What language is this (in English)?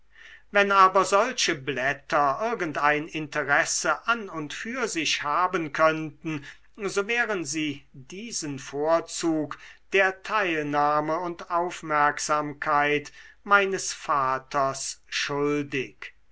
German